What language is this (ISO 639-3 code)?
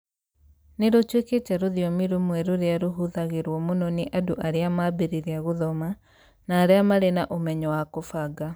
kik